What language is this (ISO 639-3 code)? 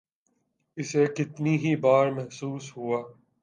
urd